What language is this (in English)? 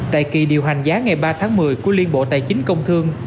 Vietnamese